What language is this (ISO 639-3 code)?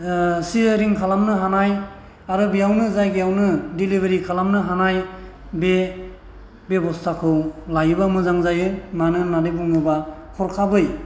brx